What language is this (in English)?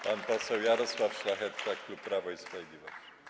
Polish